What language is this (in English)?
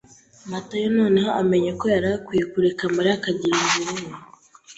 Kinyarwanda